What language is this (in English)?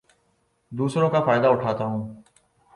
Urdu